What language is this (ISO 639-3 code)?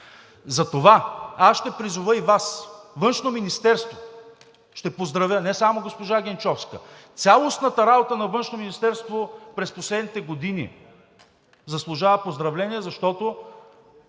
bul